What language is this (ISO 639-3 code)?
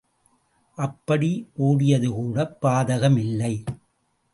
tam